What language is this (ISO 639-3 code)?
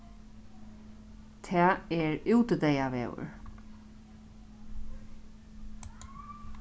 fao